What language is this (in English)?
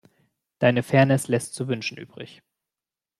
German